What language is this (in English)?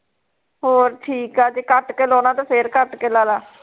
Punjabi